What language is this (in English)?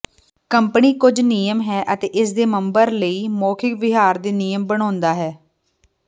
Punjabi